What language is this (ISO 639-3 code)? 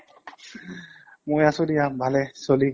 asm